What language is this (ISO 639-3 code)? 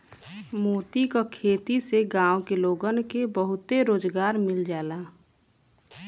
bho